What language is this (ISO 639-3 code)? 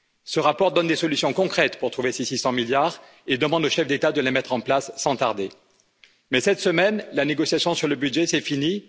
fra